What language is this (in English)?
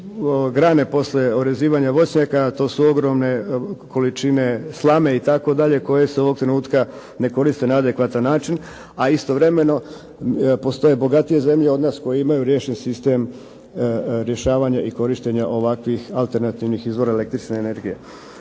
Croatian